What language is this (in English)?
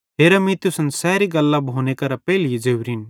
Bhadrawahi